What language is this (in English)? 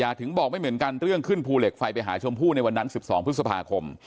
Thai